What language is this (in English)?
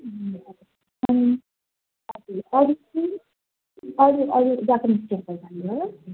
Nepali